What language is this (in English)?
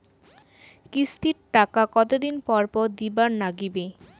Bangla